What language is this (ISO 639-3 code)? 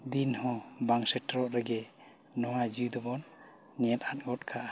sat